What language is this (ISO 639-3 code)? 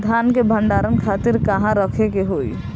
bho